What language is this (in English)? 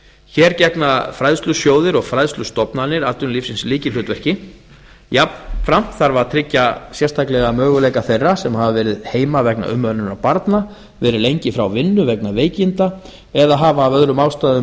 Icelandic